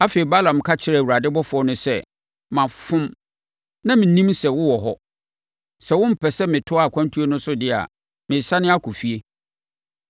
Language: Akan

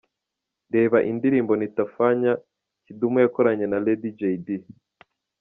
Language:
Kinyarwanda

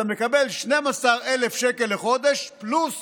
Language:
Hebrew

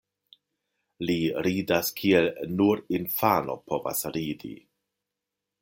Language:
Esperanto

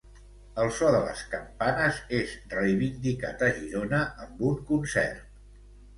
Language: Catalan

